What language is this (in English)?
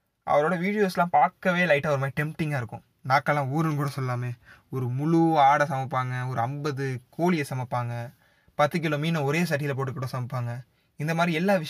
Tamil